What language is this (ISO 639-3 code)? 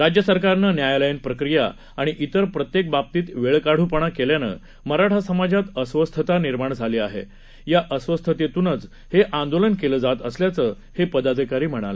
mar